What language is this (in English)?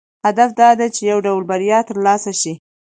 Pashto